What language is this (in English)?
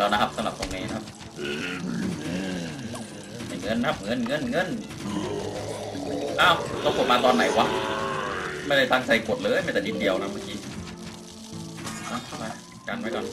Thai